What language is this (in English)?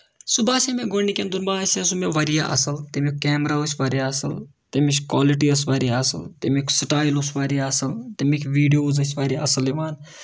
Kashmiri